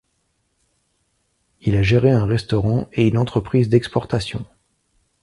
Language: French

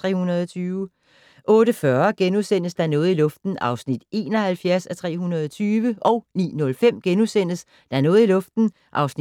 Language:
Danish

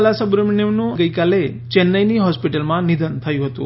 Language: Gujarati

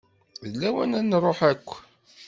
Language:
Kabyle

